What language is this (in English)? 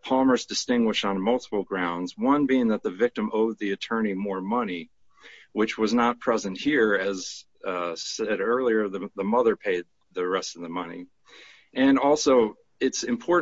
English